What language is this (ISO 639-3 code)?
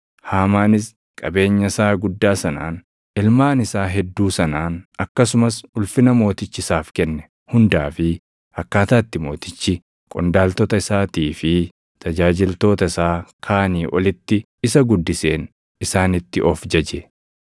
orm